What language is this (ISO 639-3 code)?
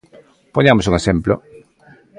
glg